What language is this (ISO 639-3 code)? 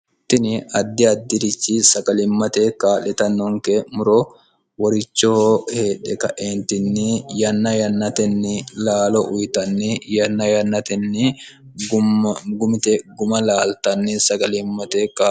sid